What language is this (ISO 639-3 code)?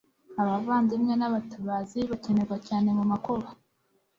kin